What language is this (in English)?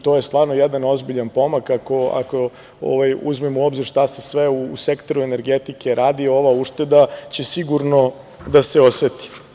Serbian